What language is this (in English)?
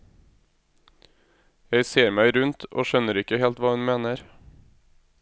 Norwegian